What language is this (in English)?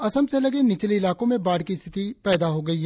Hindi